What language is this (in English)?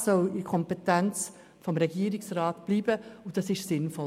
Swiss German